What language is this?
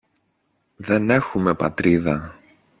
Greek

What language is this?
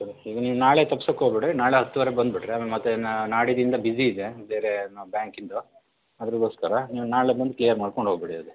Kannada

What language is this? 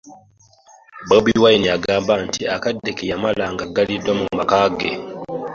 Ganda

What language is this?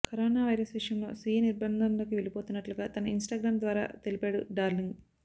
Telugu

